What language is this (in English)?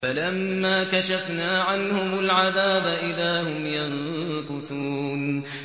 Arabic